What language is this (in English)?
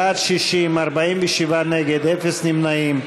Hebrew